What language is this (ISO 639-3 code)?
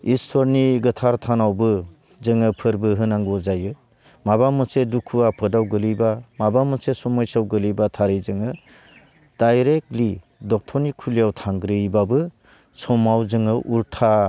brx